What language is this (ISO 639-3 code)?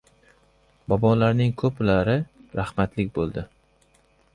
uzb